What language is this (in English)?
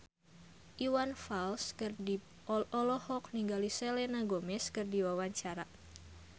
Sundanese